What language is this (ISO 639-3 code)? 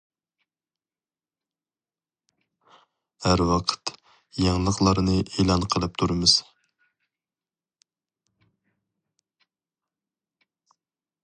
uig